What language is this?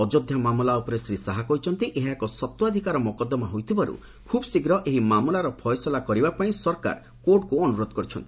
Odia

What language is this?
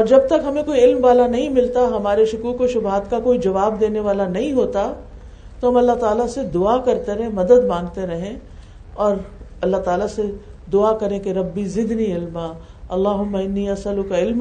Urdu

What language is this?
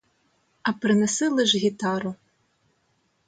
Ukrainian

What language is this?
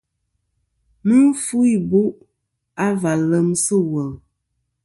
Kom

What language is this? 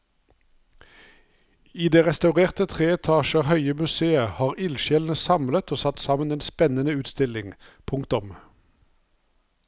Norwegian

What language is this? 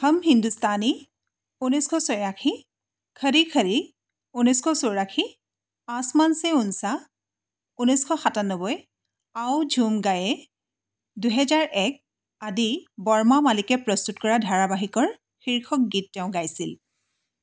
Assamese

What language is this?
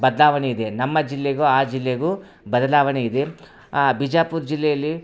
Kannada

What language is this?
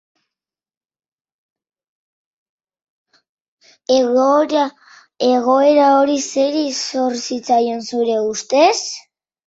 Basque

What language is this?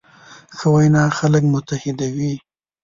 Pashto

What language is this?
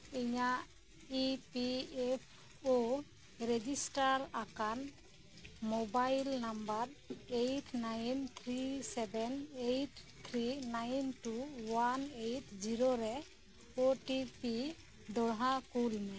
Santali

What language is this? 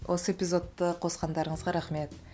Kazakh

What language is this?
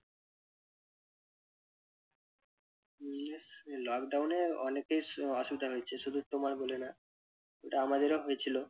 Bangla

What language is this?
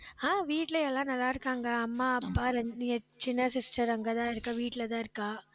Tamil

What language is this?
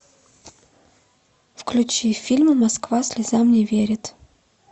Russian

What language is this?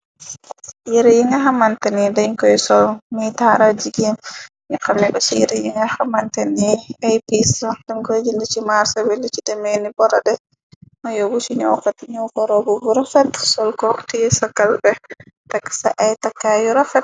Wolof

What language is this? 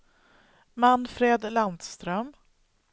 Swedish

